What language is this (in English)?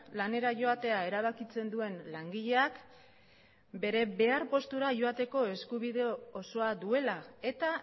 Basque